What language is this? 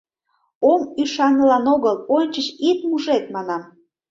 Mari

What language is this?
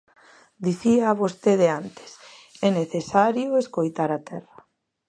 Galician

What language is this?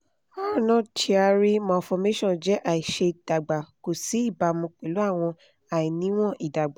Yoruba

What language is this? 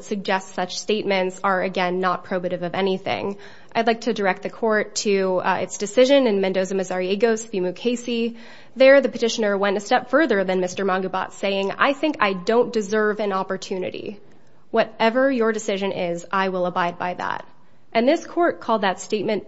English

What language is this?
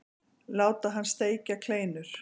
Icelandic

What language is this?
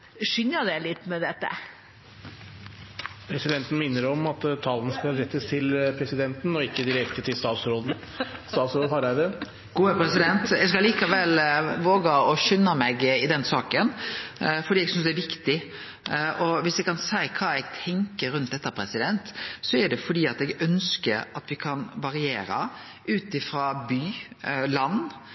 Norwegian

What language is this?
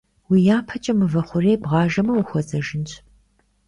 Kabardian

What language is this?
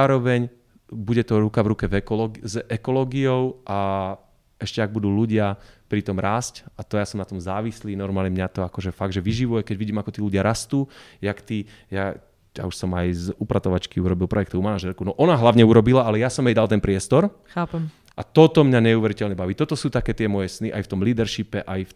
Slovak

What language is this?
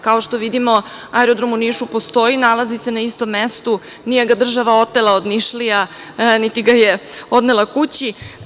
Serbian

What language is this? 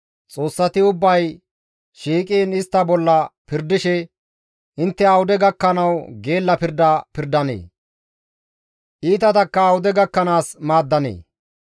Gamo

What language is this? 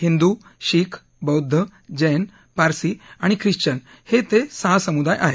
Marathi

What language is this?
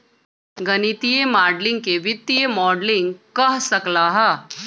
Magahi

